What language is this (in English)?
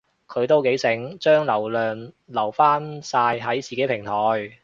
Cantonese